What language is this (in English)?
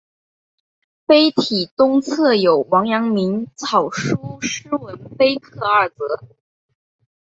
Chinese